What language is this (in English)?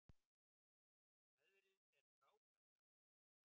Icelandic